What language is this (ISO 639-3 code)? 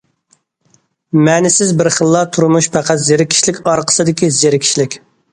uig